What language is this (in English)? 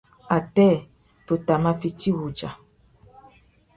Tuki